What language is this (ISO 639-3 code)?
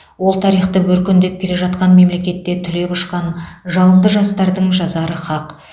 kaz